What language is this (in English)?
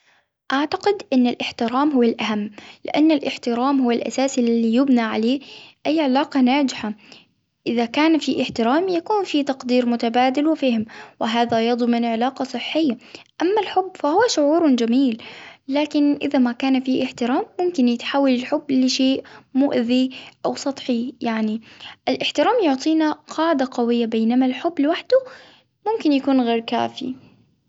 Hijazi Arabic